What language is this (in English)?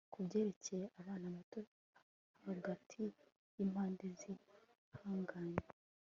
Kinyarwanda